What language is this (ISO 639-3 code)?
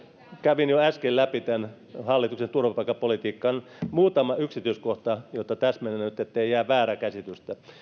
fin